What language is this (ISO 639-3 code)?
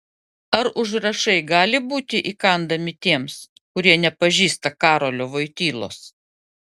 lit